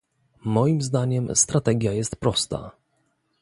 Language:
Polish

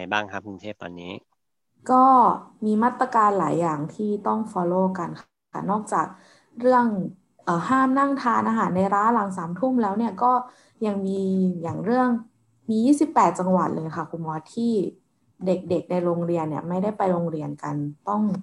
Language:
Thai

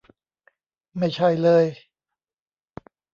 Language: Thai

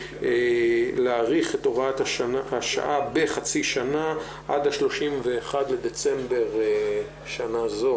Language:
Hebrew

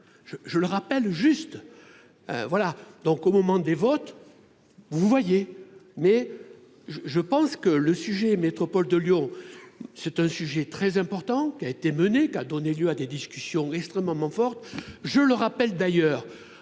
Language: French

